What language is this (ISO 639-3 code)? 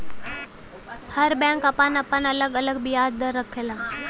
bho